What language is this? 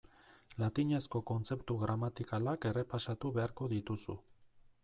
Basque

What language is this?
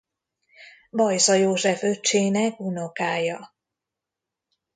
Hungarian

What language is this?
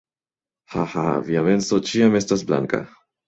Esperanto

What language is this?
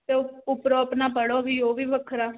Punjabi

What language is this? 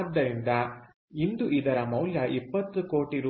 Kannada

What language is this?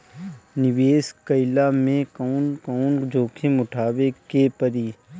Bhojpuri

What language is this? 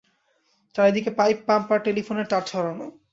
Bangla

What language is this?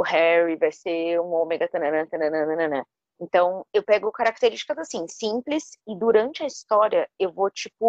Portuguese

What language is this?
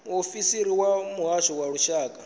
Venda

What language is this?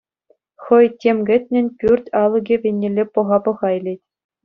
Chuvash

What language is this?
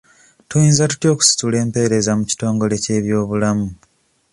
Ganda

